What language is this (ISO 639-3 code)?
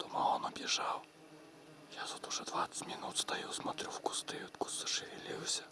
rus